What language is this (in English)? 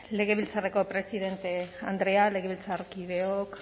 Basque